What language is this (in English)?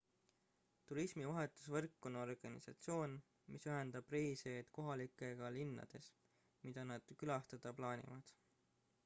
Estonian